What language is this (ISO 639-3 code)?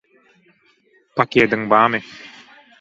tuk